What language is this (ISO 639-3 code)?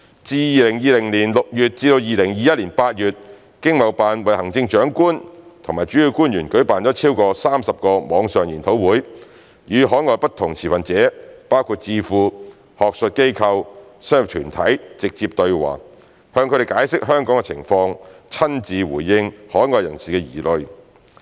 yue